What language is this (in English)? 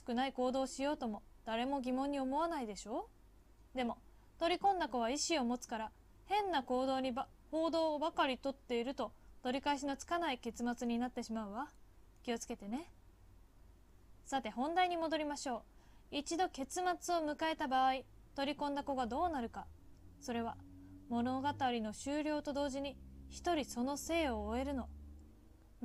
Japanese